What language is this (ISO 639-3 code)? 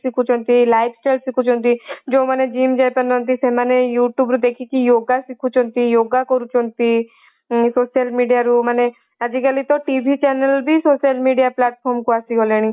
ori